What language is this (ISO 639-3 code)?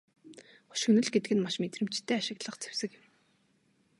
mon